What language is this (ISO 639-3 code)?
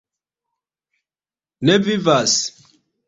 epo